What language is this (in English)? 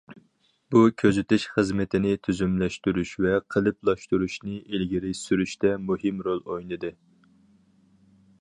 Uyghur